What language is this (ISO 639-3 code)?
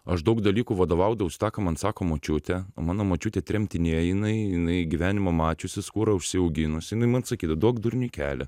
lit